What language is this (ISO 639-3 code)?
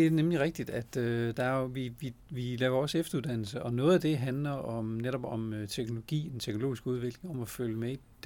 dan